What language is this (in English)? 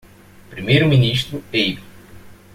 Portuguese